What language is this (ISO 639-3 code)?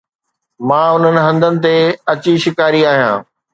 snd